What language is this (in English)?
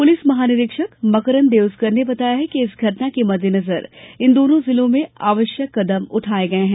Hindi